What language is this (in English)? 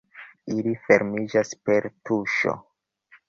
Esperanto